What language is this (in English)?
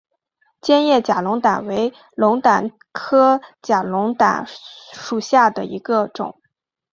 Chinese